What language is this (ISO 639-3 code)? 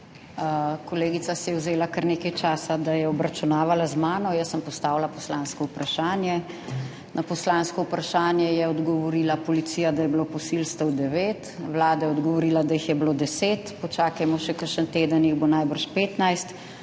slv